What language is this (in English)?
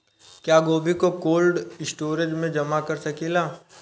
Bhojpuri